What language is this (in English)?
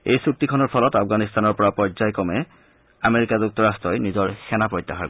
Assamese